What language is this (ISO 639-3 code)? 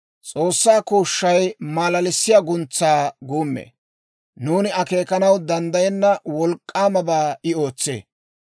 dwr